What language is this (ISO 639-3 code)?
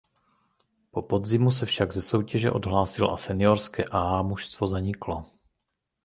ces